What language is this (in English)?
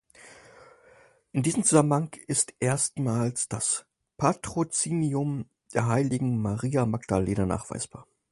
German